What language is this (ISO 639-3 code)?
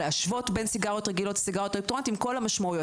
heb